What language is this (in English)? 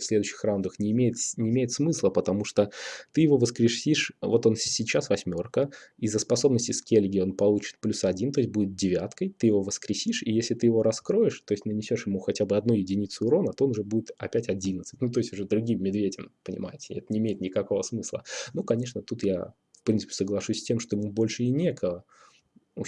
Russian